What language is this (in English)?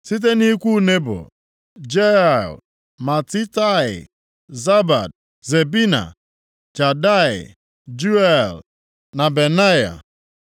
Igbo